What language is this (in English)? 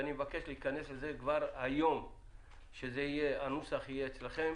Hebrew